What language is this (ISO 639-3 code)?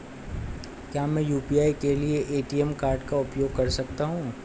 hin